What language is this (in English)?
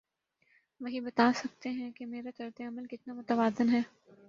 Urdu